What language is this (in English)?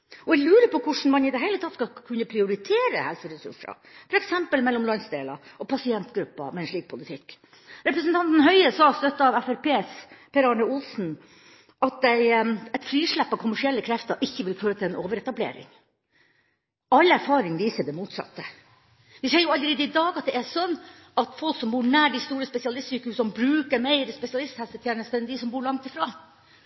Norwegian Bokmål